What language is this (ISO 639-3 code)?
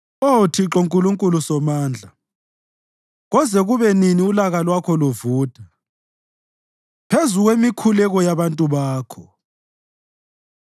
nde